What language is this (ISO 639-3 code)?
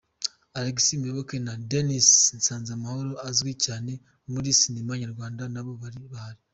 kin